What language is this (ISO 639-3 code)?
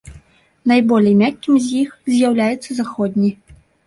bel